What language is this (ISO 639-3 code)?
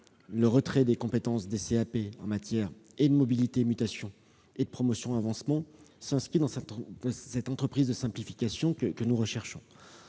fra